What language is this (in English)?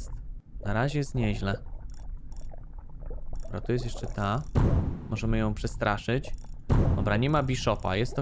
Polish